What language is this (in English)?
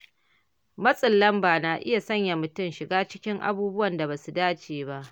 Hausa